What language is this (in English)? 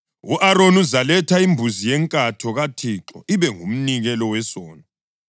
North Ndebele